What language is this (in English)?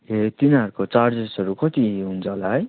Nepali